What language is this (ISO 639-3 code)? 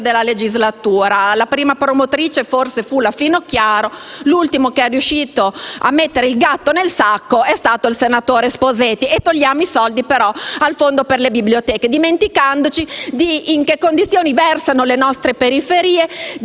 ita